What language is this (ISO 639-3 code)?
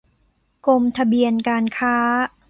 tha